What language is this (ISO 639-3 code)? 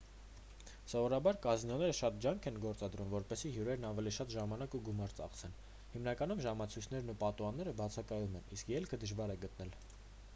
hye